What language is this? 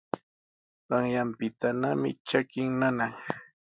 Sihuas Ancash Quechua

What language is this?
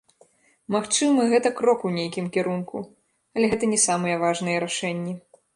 Belarusian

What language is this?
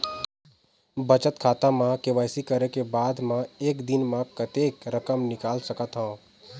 Chhattisgarhi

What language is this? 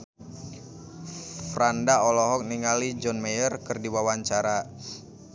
Sundanese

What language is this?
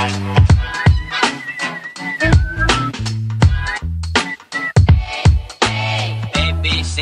English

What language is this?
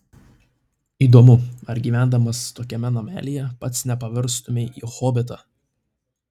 Lithuanian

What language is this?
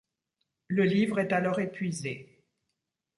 French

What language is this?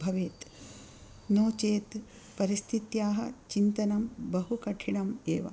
Sanskrit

